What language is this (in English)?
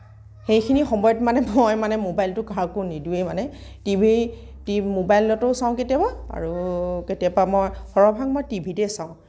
Assamese